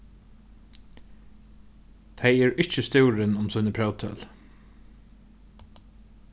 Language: Faroese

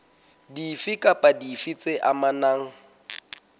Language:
Southern Sotho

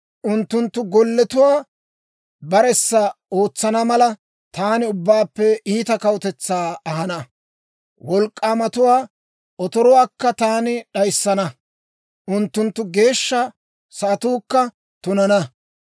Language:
Dawro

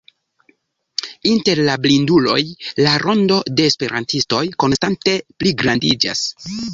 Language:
Esperanto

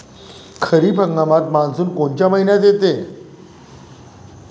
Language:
Marathi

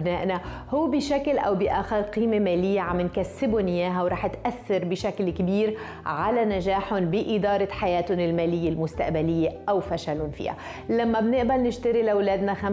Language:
Arabic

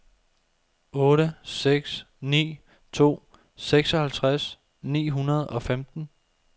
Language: Danish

